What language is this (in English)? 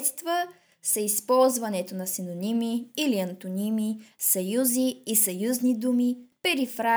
Bulgarian